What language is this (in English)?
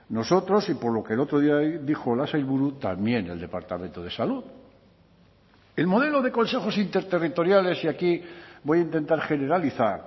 Spanish